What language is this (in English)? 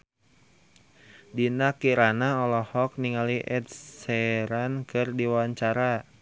Sundanese